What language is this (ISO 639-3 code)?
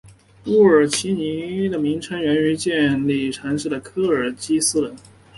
zho